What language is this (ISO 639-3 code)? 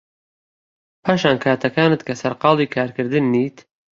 ckb